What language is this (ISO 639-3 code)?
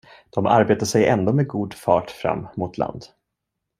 swe